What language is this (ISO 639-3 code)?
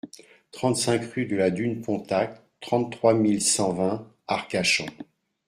fra